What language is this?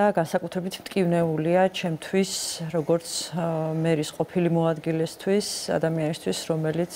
Romanian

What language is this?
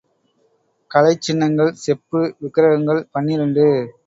Tamil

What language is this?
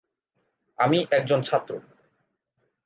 Bangla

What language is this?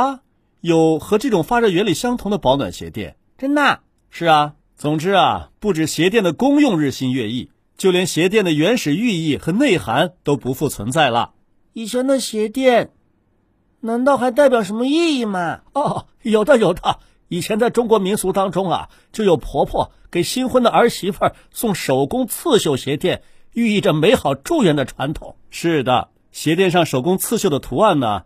Chinese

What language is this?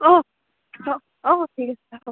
Assamese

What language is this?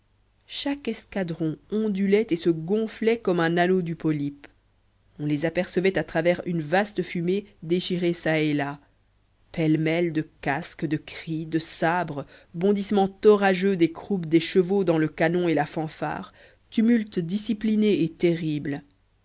French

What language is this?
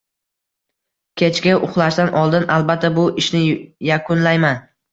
Uzbek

